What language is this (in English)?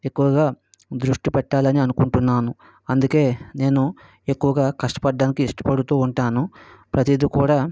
Telugu